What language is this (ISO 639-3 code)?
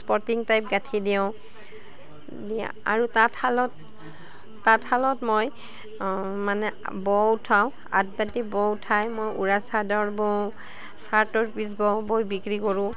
asm